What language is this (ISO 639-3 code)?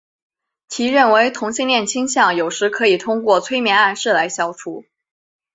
zho